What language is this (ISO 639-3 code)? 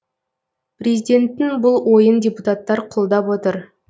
kaz